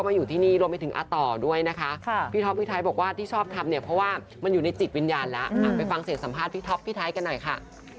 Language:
Thai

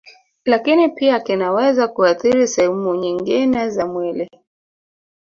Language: Swahili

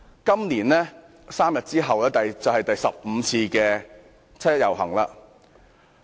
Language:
Cantonese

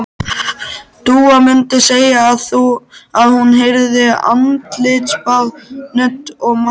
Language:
Icelandic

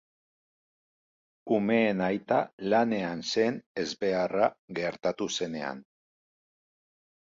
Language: Basque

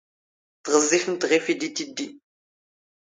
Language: Standard Moroccan Tamazight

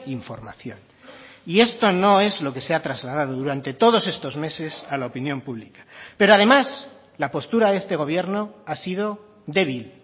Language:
Spanish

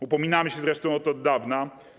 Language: Polish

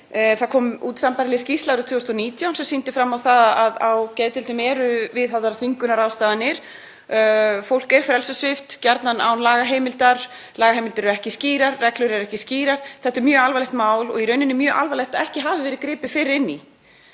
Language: Icelandic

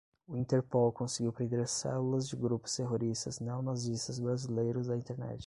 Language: Portuguese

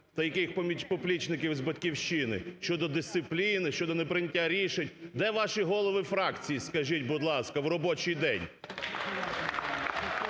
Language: Ukrainian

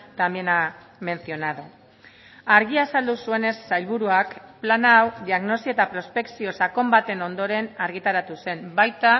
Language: Basque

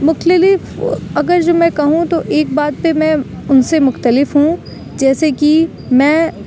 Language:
Urdu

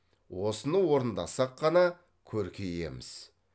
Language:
Kazakh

